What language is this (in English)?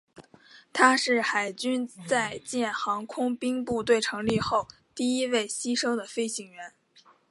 Chinese